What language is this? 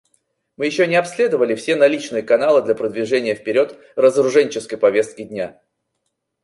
Russian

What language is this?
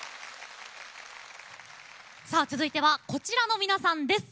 Japanese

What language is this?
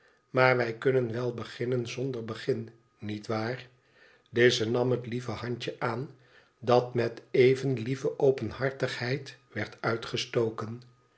Dutch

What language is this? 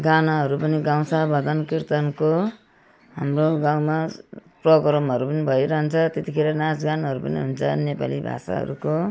Nepali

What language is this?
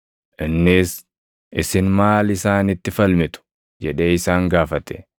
Oromo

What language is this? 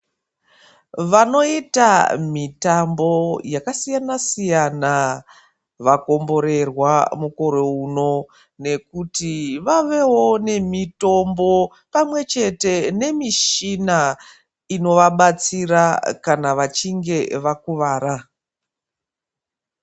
Ndau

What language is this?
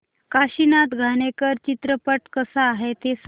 Marathi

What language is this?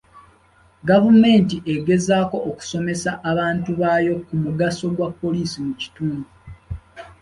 Ganda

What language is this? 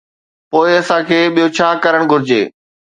Sindhi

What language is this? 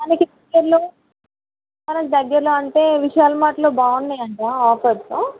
Telugu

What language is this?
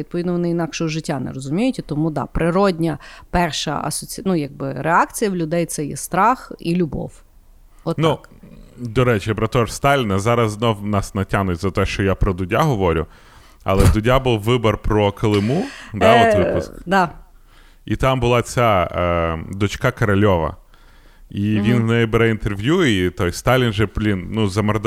Ukrainian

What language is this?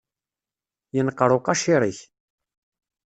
Kabyle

